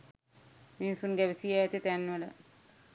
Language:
Sinhala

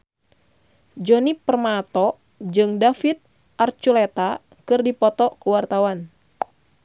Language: Sundanese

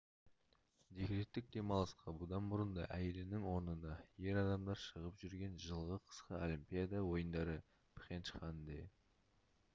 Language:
Kazakh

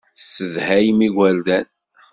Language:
Kabyle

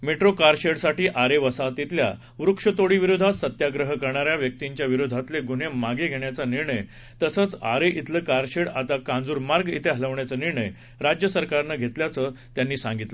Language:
Marathi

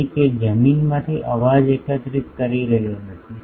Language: Gujarati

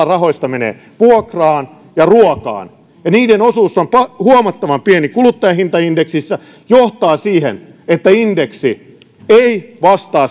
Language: Finnish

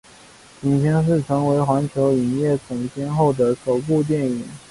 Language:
Chinese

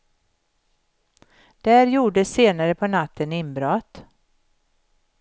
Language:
Swedish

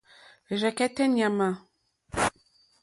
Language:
Mokpwe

